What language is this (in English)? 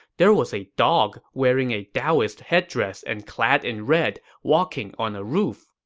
English